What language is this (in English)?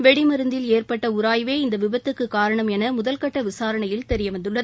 Tamil